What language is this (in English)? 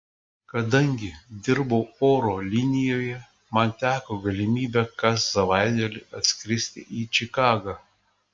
Lithuanian